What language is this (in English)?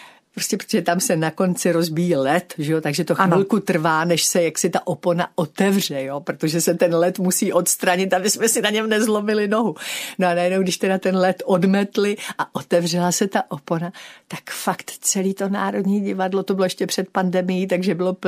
Czech